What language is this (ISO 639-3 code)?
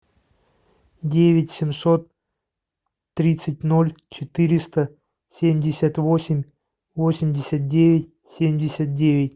rus